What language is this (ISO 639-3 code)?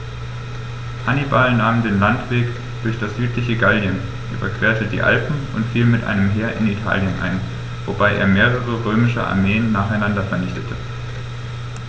deu